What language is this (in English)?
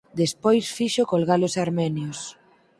Galician